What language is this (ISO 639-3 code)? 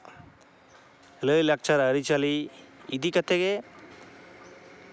sat